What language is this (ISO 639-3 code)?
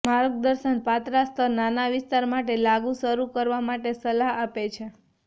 guj